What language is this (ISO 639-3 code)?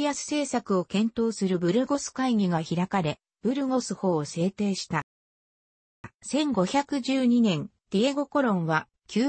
jpn